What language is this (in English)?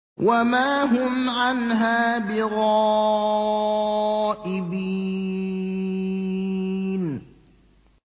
Arabic